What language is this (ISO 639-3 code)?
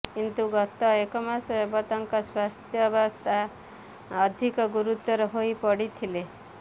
ori